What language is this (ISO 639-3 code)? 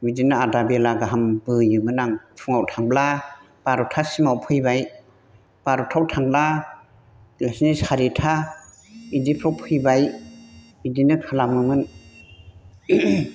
brx